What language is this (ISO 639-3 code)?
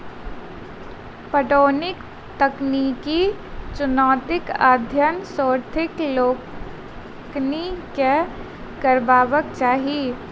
mai